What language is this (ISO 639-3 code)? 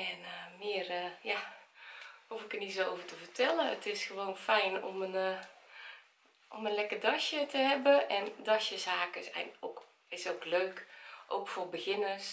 nld